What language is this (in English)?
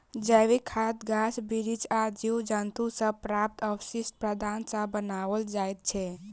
Maithili